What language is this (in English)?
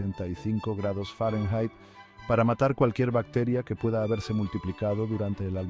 Spanish